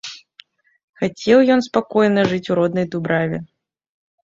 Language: Belarusian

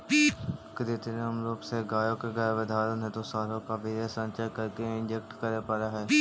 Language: Magahi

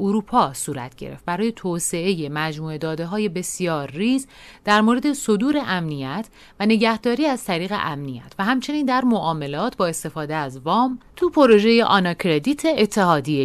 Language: Persian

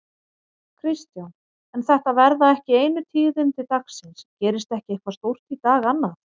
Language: Icelandic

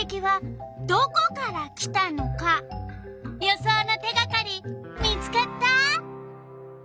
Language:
Japanese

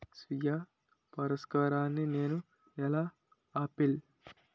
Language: Telugu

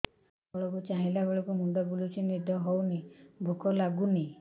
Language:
Odia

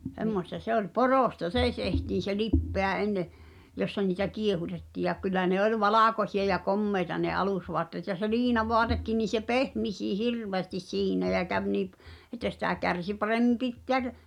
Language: Finnish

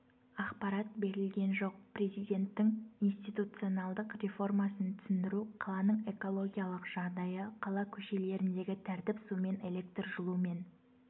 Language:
Kazakh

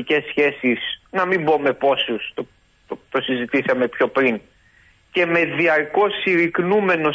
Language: Greek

